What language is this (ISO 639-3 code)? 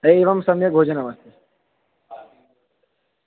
san